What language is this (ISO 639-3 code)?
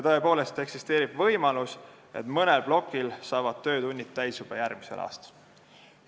est